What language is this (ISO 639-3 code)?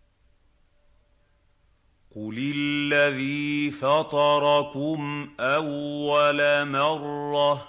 ara